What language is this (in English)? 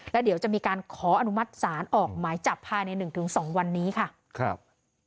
Thai